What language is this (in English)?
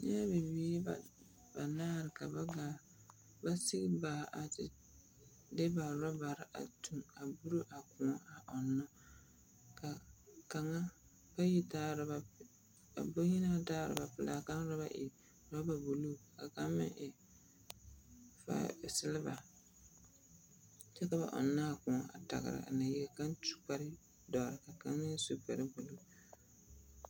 Southern Dagaare